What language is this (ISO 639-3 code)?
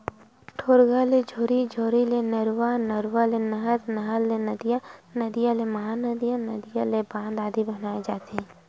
hne